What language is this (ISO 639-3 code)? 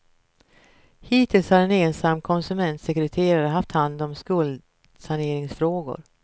swe